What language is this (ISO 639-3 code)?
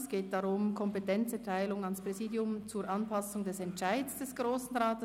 gsw